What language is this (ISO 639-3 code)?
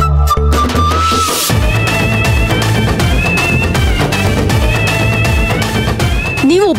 kan